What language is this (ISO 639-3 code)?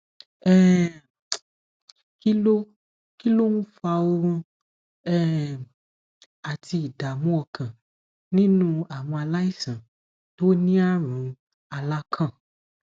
yor